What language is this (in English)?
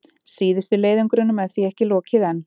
Icelandic